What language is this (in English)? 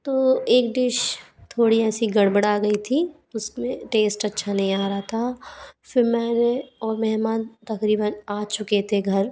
Hindi